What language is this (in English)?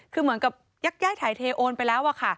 Thai